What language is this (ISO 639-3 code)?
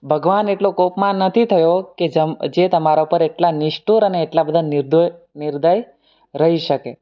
guj